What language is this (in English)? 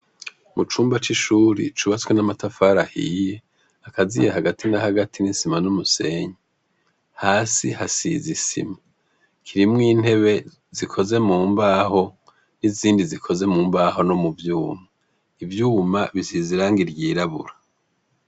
Rundi